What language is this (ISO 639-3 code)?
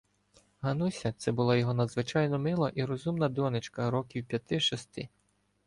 ukr